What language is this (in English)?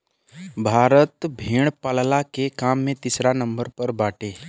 Bhojpuri